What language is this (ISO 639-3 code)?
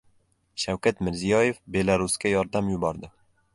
uzb